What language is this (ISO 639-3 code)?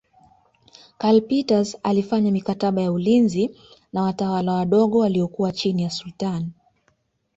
swa